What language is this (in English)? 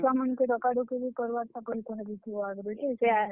Odia